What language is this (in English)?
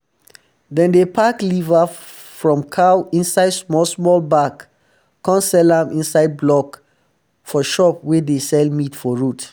Nigerian Pidgin